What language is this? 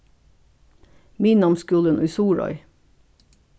Faroese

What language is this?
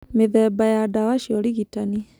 Kikuyu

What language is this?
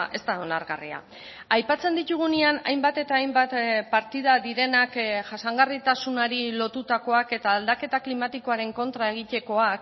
Basque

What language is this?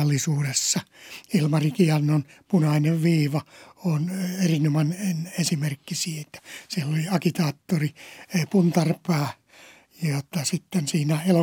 Finnish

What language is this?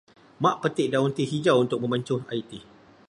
Malay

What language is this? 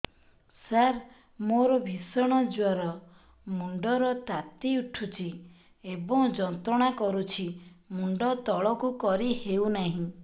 Odia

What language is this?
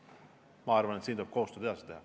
Estonian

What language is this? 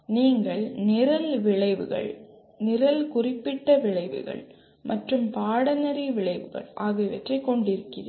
Tamil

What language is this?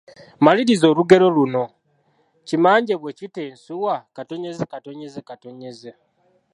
Ganda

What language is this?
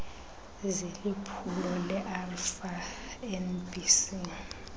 Xhosa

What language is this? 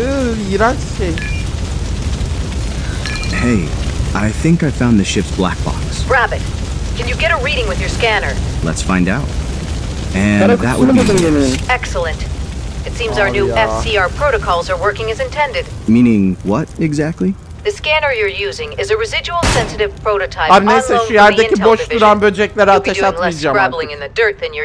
Turkish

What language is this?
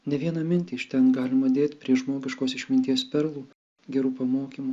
Lithuanian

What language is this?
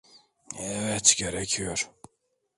Turkish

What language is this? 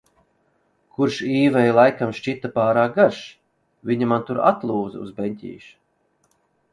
Latvian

